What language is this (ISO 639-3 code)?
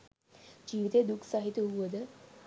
sin